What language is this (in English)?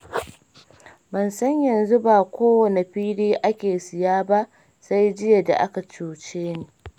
Hausa